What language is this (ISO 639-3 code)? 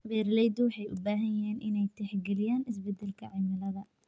som